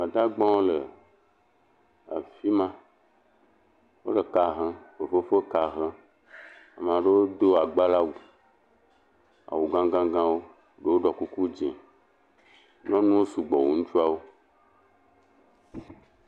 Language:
Ewe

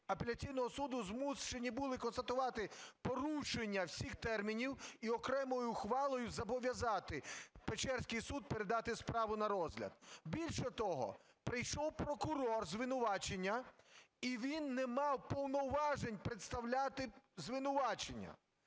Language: Ukrainian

